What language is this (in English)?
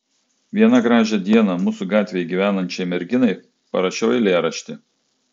Lithuanian